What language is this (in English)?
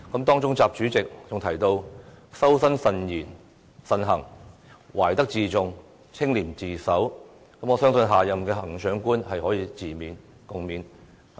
Cantonese